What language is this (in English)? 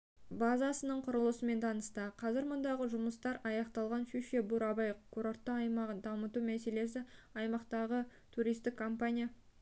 Kazakh